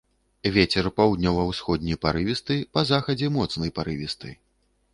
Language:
Belarusian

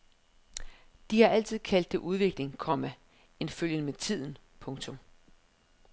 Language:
Danish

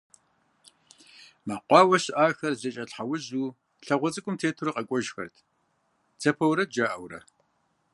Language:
Kabardian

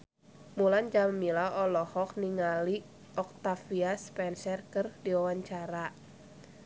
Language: Sundanese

